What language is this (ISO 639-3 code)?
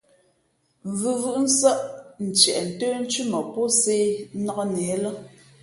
fmp